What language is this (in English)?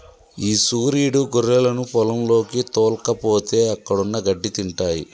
Telugu